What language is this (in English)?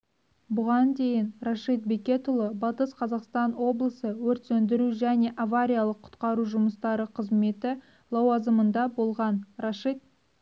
Kazakh